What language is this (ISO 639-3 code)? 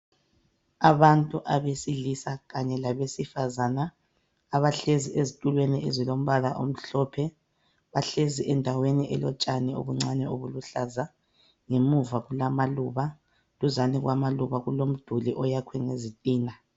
nde